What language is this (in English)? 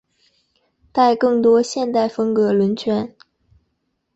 Chinese